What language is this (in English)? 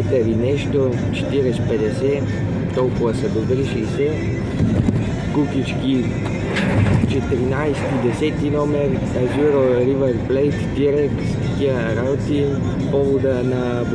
Romanian